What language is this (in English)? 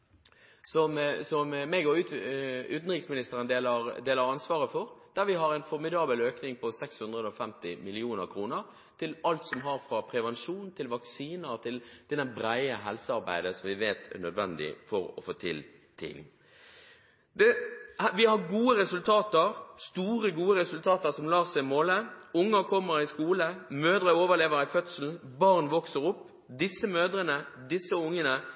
Norwegian Bokmål